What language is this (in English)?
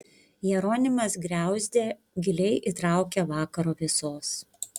Lithuanian